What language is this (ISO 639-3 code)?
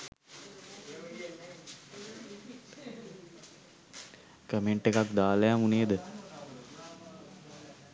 sin